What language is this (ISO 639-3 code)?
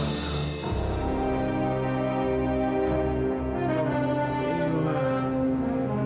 ind